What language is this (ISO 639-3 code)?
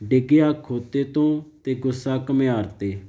pan